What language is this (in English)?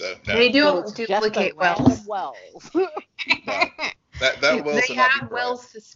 English